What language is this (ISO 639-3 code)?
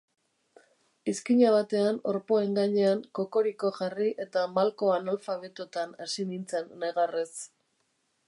eus